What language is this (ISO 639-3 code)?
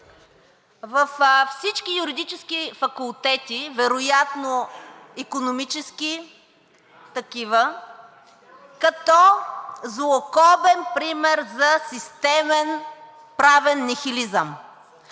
bul